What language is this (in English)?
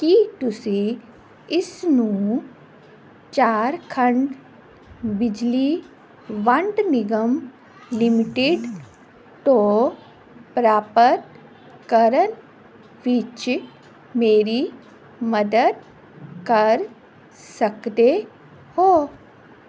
Punjabi